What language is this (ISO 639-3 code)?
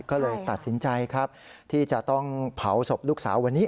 tha